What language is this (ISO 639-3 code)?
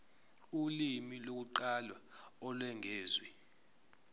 zul